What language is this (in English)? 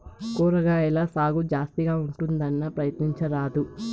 Telugu